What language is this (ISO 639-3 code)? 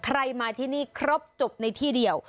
tha